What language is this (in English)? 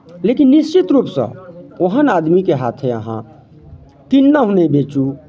Maithili